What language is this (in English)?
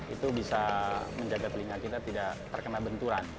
Indonesian